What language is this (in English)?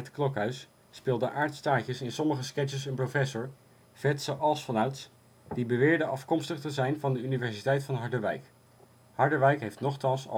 Dutch